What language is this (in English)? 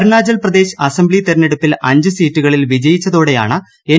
Malayalam